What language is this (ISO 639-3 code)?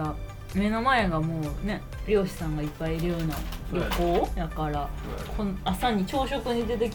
jpn